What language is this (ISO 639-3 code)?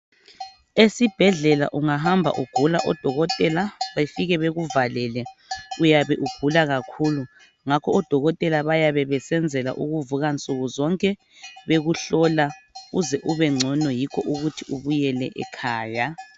nde